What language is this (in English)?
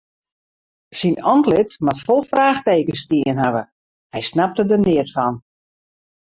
Western Frisian